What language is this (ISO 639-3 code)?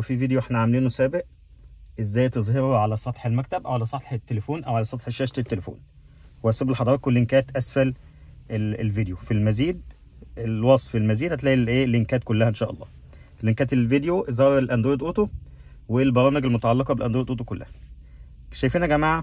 ara